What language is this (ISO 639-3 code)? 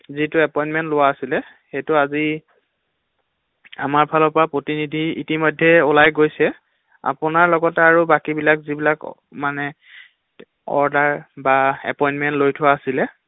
asm